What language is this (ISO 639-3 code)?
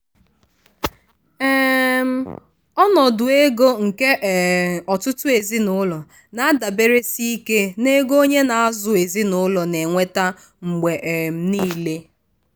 ibo